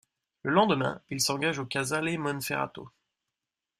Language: French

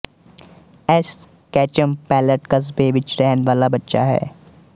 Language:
Punjabi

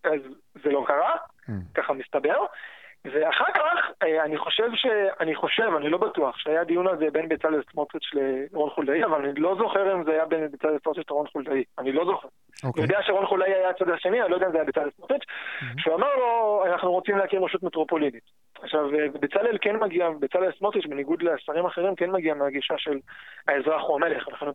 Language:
Hebrew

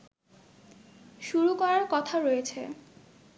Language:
Bangla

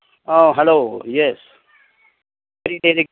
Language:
Manipuri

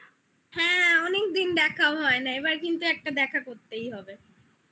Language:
Bangla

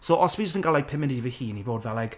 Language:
Welsh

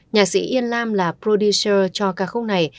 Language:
Vietnamese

